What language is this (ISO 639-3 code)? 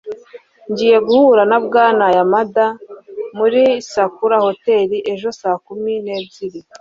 kin